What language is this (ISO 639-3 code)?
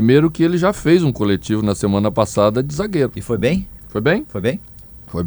por